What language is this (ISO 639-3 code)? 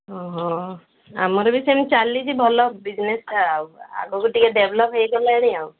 ori